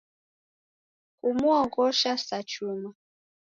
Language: Taita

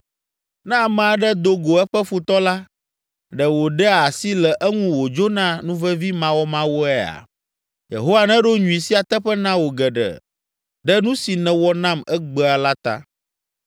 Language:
Ewe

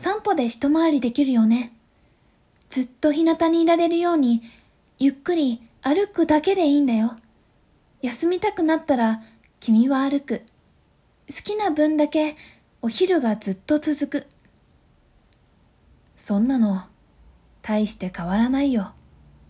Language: Japanese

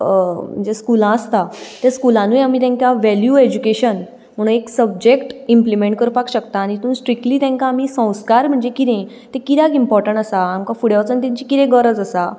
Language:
Konkani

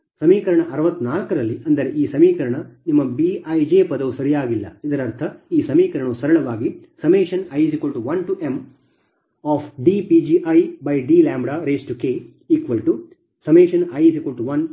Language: Kannada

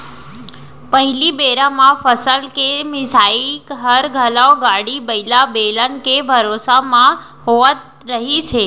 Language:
Chhattisgarhi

